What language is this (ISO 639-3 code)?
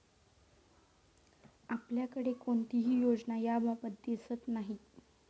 mar